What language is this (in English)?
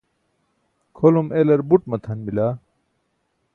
Burushaski